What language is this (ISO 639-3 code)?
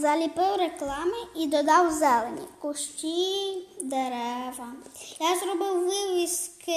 ukr